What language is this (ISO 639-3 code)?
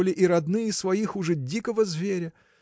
rus